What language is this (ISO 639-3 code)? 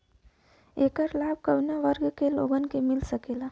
bho